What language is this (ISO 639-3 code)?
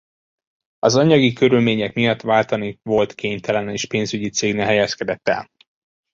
hun